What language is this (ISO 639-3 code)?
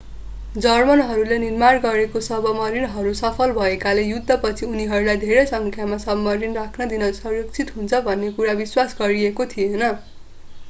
nep